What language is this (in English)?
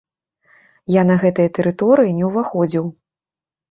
Belarusian